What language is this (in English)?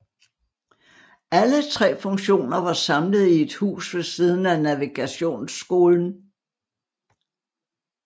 Danish